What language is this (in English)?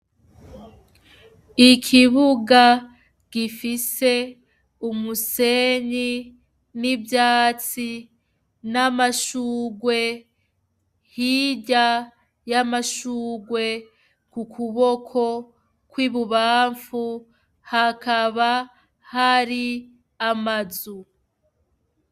Rundi